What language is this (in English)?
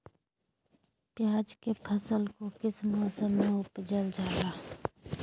Magahi